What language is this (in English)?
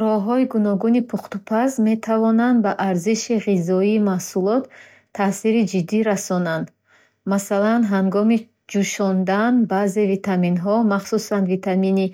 Bukharic